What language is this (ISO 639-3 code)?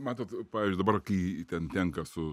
lit